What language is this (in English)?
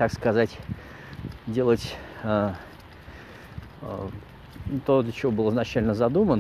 Russian